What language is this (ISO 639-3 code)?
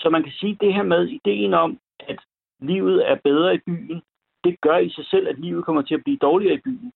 dan